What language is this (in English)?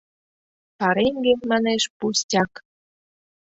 Mari